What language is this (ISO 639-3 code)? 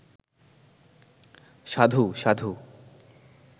ben